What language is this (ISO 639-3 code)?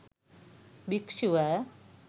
sin